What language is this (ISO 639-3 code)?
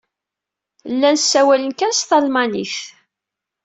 kab